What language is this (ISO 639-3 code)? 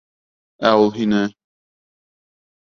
bak